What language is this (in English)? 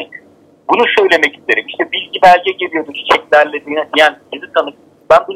Turkish